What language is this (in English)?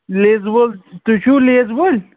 Kashmiri